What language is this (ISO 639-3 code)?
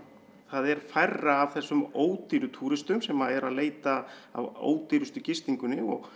isl